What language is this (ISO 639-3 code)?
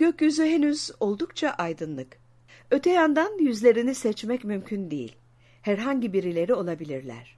tur